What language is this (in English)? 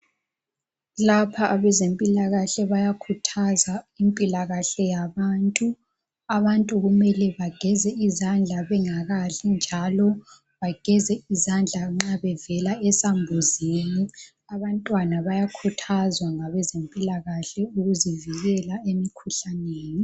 North Ndebele